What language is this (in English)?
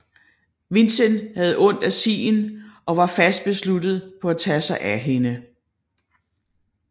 Danish